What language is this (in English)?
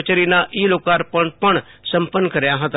Gujarati